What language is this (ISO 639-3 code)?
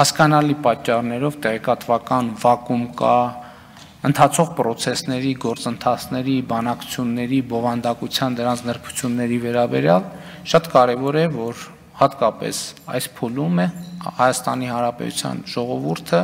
ron